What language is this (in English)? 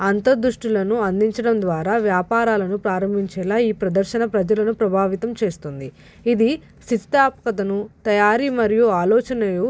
Telugu